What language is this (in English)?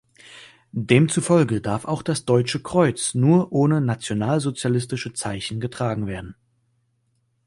German